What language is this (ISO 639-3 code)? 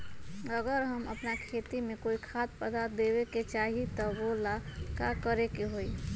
mag